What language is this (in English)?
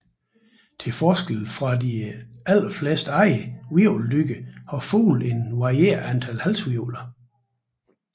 Danish